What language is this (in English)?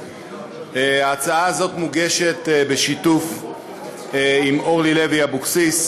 Hebrew